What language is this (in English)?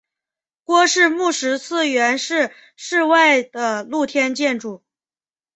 Chinese